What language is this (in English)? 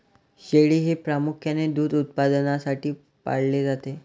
Marathi